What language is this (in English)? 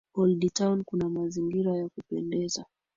Swahili